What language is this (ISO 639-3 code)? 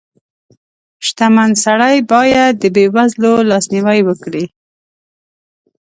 pus